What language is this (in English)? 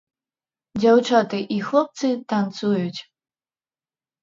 Belarusian